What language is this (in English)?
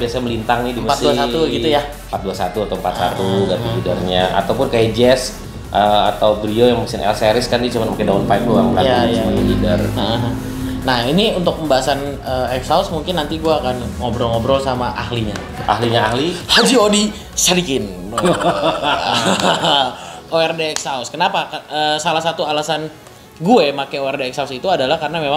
Indonesian